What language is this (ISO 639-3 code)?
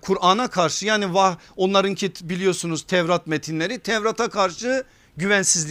tur